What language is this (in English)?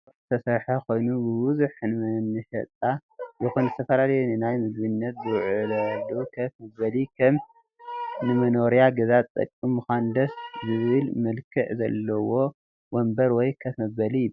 Tigrinya